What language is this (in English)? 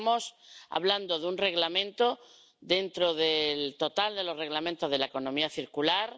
Spanish